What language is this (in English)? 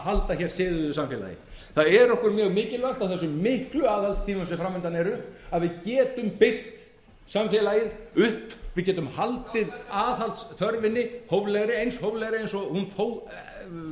Icelandic